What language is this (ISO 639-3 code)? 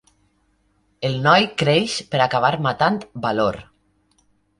cat